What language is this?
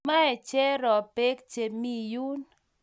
Kalenjin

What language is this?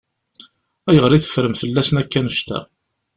Kabyle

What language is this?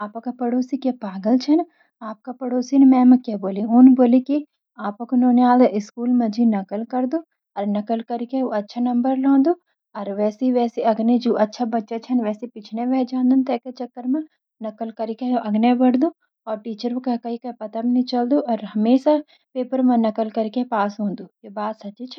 Garhwali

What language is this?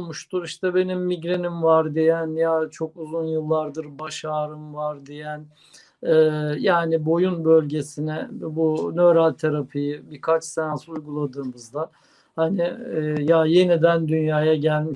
Turkish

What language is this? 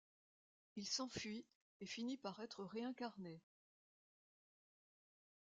French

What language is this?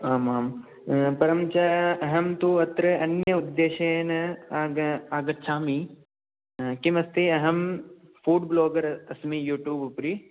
Sanskrit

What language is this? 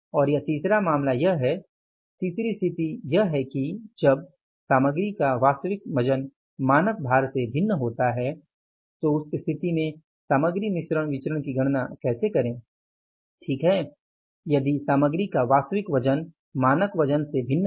Hindi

